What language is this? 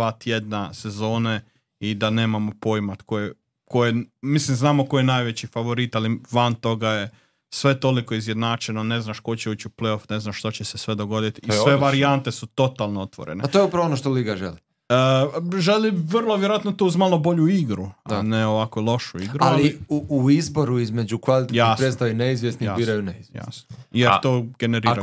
Croatian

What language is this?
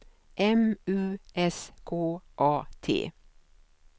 Swedish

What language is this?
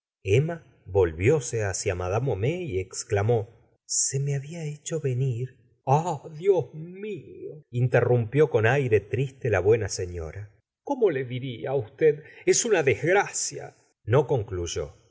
Spanish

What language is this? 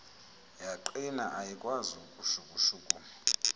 Xhosa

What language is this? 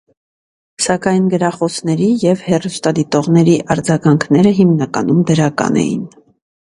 Armenian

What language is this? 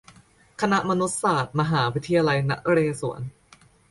Thai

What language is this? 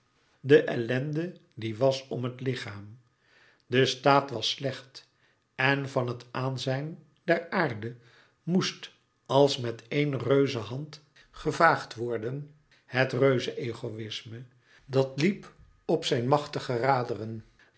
Dutch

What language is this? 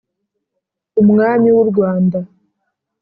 Kinyarwanda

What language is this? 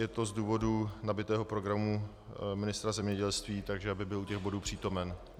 Czech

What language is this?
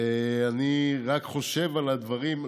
Hebrew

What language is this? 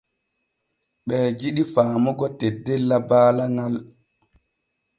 Borgu Fulfulde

